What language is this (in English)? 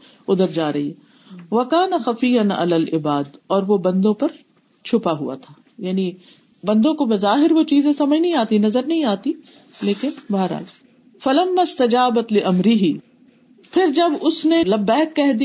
Urdu